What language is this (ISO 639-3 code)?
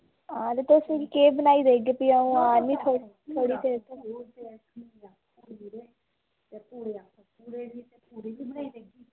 doi